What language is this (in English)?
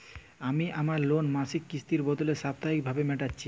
Bangla